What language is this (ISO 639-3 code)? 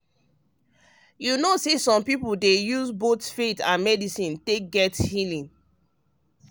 pcm